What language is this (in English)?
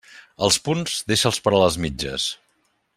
Catalan